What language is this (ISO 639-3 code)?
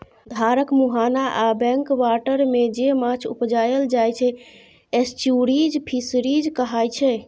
mai